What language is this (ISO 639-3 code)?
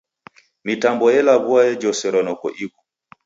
dav